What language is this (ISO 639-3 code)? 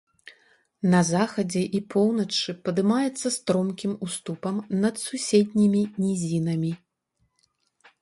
bel